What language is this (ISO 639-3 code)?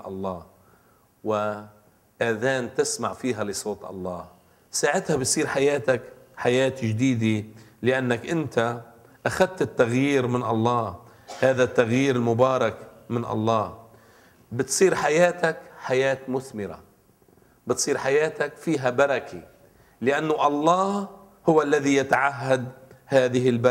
ara